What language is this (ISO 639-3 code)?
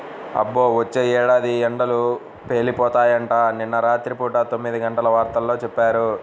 tel